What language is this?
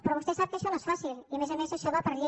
Catalan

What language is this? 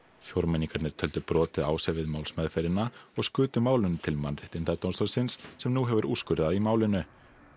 Icelandic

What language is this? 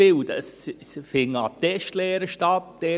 Swiss German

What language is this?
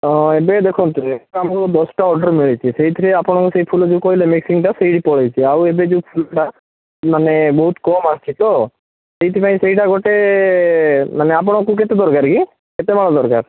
Odia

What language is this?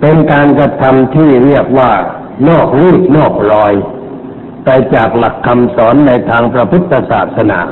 Thai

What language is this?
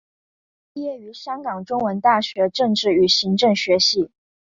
Chinese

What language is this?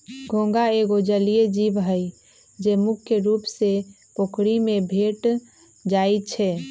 Magahi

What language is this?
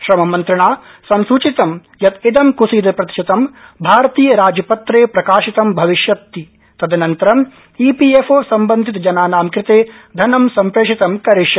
Sanskrit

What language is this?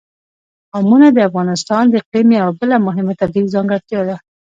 Pashto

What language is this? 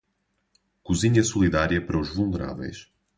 Portuguese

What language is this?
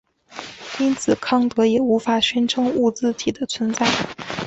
Chinese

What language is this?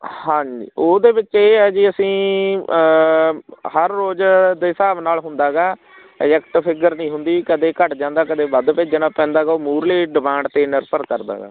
Punjabi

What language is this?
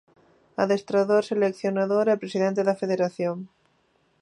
Galician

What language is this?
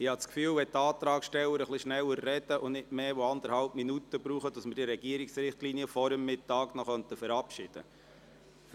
Swiss German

